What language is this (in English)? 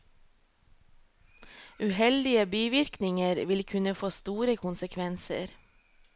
Norwegian